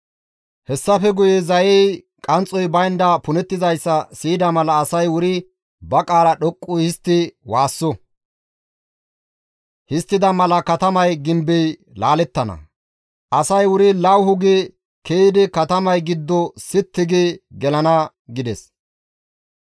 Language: Gamo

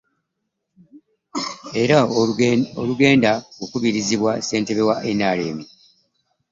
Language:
Ganda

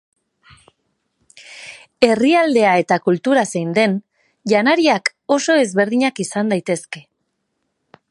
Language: Basque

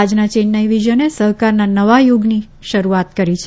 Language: Gujarati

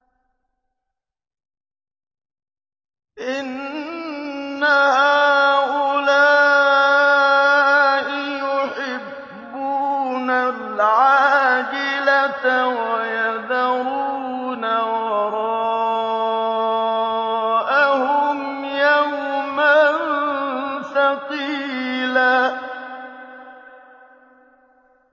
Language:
Arabic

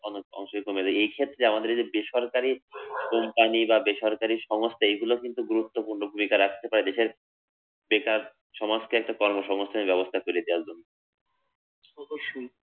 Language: Bangla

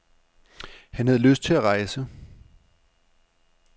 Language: Danish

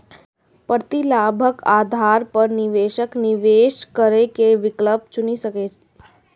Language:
Maithili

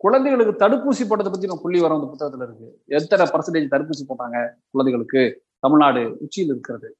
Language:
Tamil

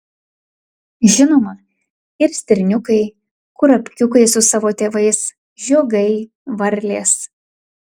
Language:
Lithuanian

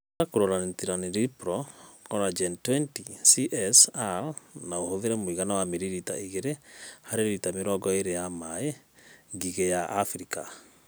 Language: Kikuyu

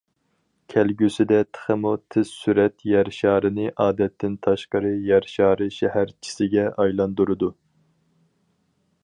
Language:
Uyghur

